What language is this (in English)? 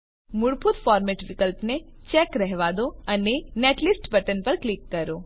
Gujarati